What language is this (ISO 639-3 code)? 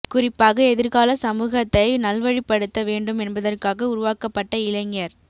tam